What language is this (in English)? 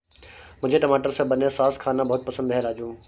Hindi